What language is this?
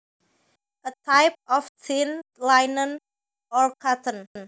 Javanese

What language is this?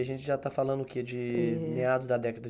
Portuguese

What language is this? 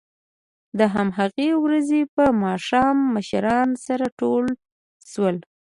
Pashto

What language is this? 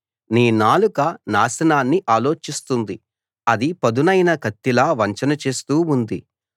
Telugu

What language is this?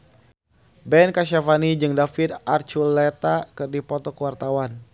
Sundanese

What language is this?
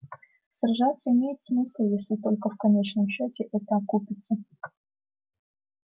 Russian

